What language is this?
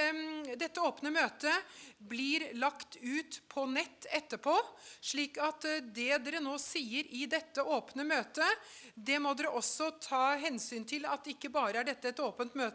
Norwegian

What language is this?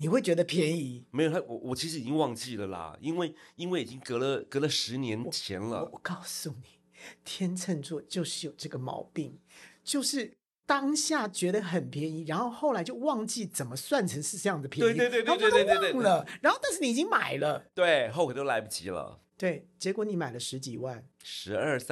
Chinese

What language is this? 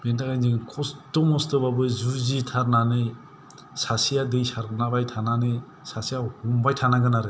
Bodo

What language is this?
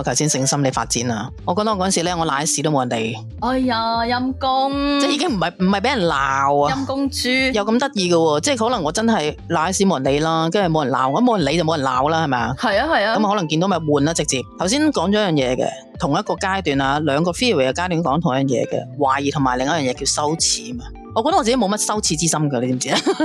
Chinese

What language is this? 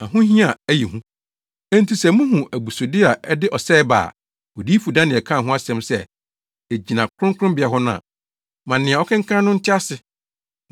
Akan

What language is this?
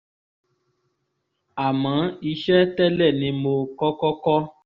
Yoruba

